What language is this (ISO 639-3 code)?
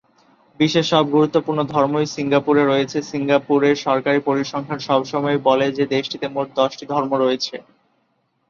ben